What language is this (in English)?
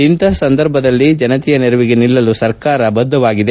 Kannada